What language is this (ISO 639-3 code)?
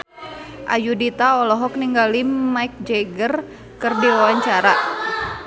sun